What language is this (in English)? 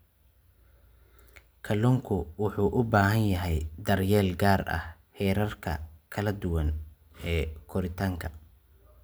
Somali